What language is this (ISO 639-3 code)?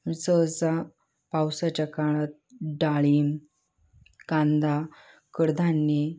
mar